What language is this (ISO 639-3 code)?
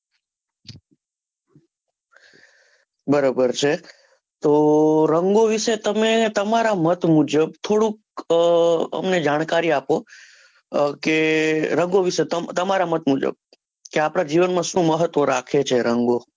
guj